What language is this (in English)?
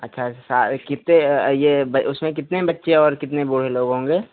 Hindi